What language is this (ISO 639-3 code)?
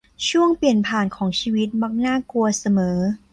tha